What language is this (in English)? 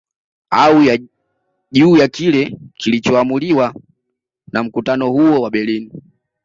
Swahili